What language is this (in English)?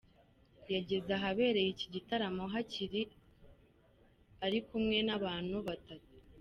Kinyarwanda